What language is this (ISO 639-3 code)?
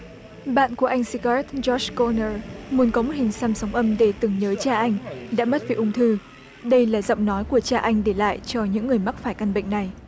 vie